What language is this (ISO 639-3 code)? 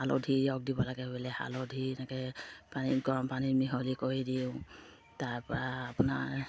asm